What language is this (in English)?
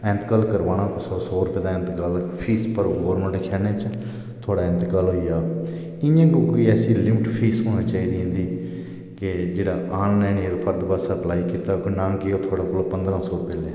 Dogri